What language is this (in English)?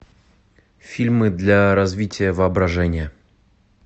Russian